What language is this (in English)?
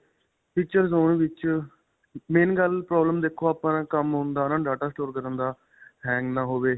Punjabi